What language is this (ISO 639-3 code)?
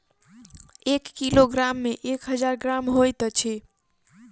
mai